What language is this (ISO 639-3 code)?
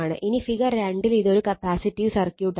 mal